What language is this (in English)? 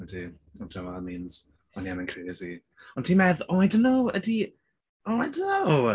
Welsh